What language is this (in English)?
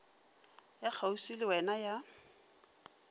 Northern Sotho